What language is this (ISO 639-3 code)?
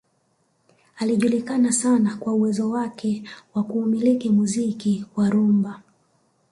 swa